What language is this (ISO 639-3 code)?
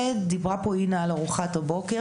heb